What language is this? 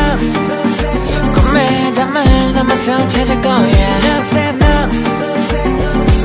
Korean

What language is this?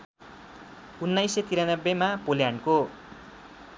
Nepali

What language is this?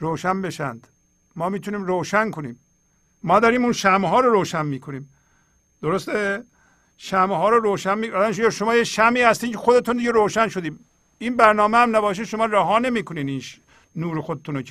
Persian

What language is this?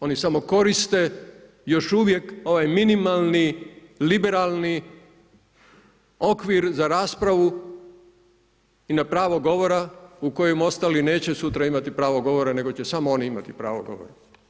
Croatian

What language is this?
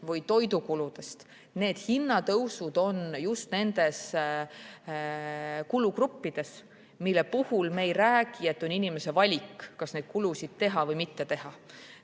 Estonian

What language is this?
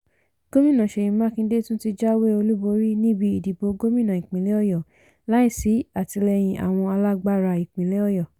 Yoruba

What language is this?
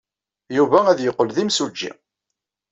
Kabyle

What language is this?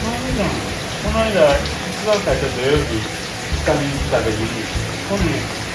Japanese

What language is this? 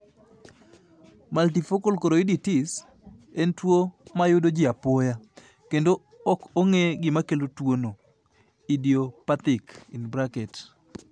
Luo (Kenya and Tanzania)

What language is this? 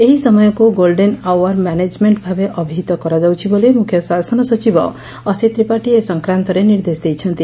Odia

